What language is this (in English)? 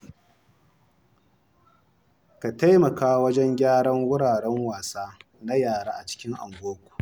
Hausa